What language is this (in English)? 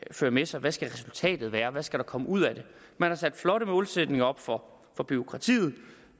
Danish